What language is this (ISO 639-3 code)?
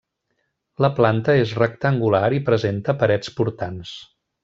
cat